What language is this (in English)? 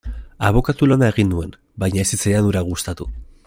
Basque